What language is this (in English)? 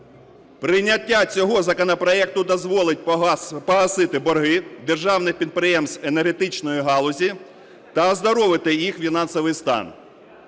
Ukrainian